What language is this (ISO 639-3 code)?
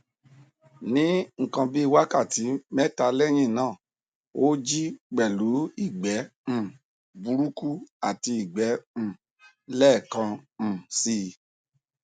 yor